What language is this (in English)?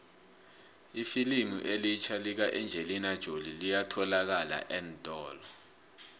South Ndebele